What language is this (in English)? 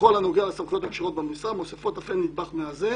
Hebrew